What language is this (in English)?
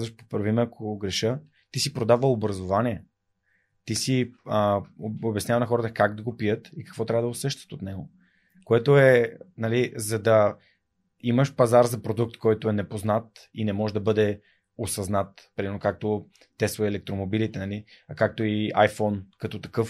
Bulgarian